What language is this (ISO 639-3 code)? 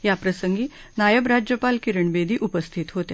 mar